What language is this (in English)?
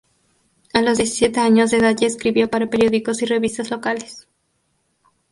Spanish